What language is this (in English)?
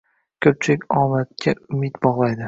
Uzbek